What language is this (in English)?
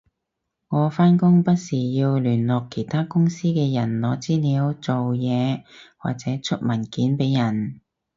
Cantonese